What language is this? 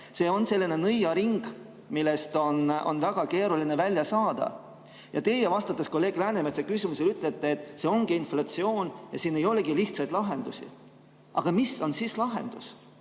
Estonian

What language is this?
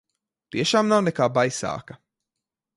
Latvian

